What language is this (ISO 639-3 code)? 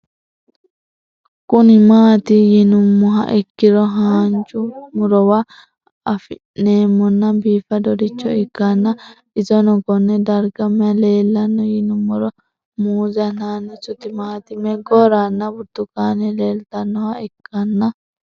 sid